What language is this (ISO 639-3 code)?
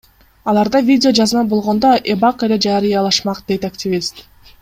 kir